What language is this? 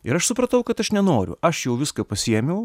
Lithuanian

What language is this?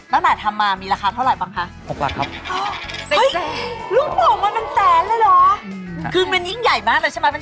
Thai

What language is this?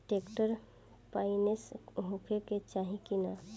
Bhojpuri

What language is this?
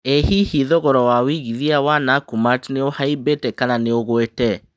Kikuyu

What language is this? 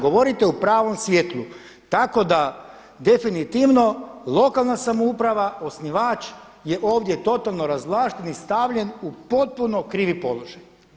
Croatian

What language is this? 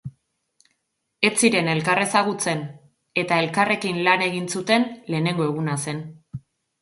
Basque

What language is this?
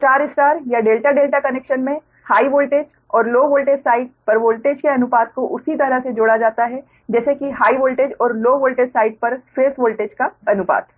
Hindi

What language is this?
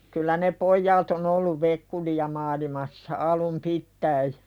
Finnish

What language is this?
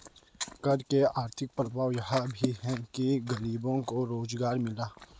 Hindi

